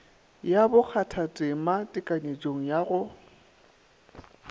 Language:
Northern Sotho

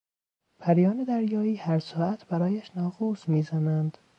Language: Persian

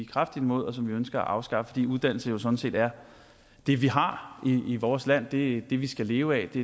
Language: Danish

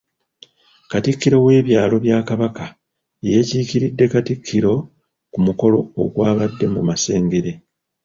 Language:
Ganda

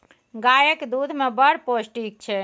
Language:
Maithili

